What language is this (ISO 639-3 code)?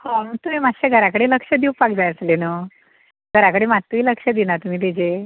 kok